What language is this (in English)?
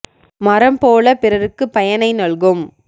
Tamil